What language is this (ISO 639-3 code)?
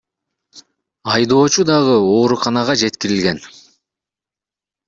kir